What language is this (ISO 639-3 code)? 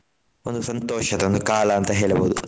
kan